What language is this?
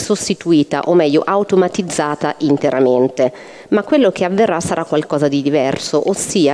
Italian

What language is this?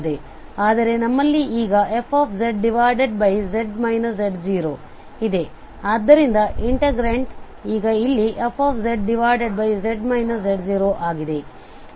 Kannada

